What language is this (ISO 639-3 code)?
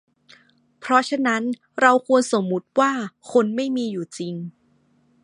tha